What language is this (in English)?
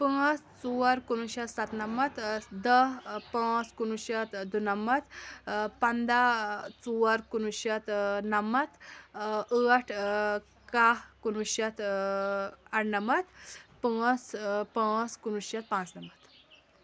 Kashmiri